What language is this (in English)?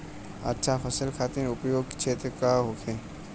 Bhojpuri